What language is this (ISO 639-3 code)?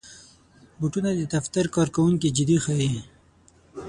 pus